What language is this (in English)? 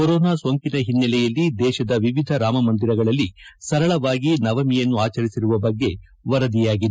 Kannada